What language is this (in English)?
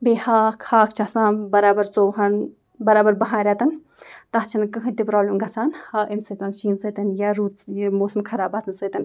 Kashmiri